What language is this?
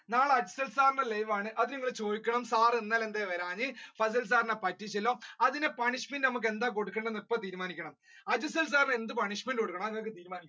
Malayalam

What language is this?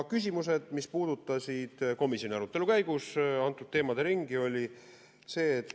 Estonian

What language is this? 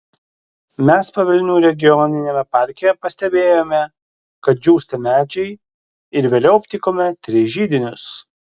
Lithuanian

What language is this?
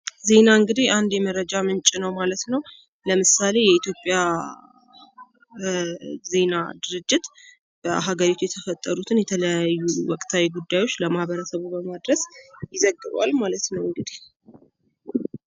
Amharic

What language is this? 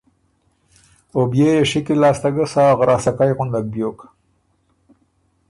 Ormuri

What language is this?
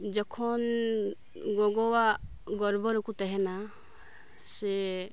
Santali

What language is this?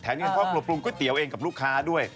Thai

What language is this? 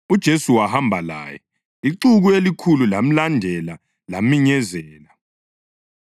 North Ndebele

